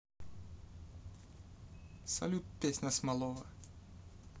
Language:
Russian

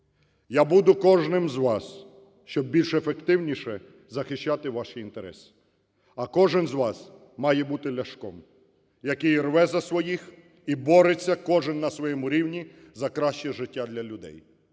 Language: Ukrainian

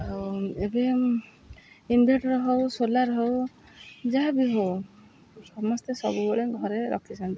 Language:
Odia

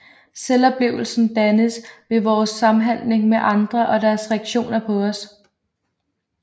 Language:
Danish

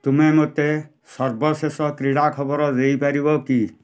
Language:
Odia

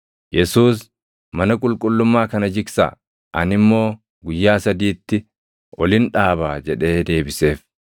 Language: Oromo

